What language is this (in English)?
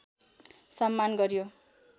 Nepali